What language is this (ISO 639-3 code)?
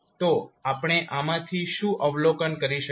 guj